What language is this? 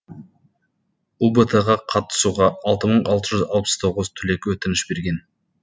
Kazakh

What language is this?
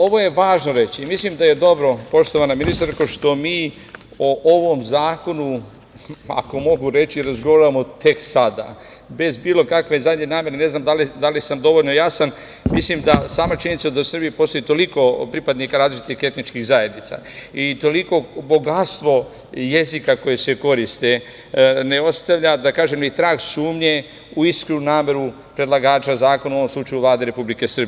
Serbian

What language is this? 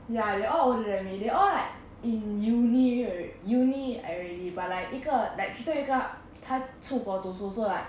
English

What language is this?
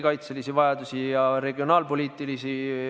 Estonian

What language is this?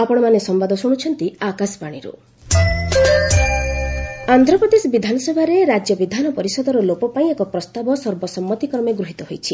Odia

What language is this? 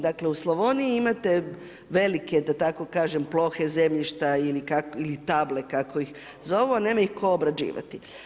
Croatian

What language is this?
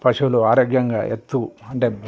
Telugu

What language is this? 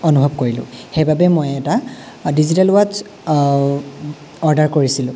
Assamese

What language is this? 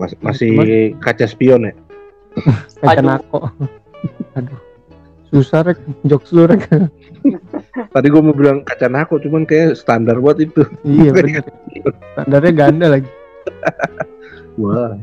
Indonesian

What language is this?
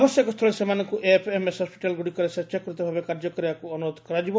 Odia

